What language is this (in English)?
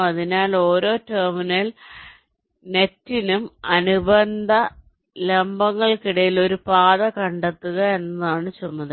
Malayalam